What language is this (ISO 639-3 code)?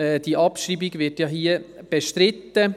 gsw